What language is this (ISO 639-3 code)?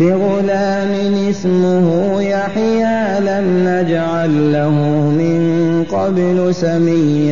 ara